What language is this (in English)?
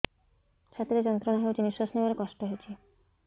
Odia